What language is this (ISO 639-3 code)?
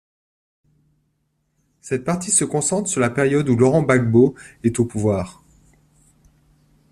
fra